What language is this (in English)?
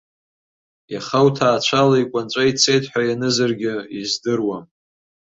Abkhazian